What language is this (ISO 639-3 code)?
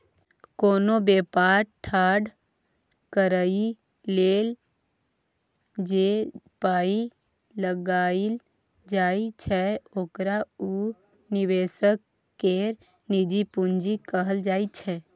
mai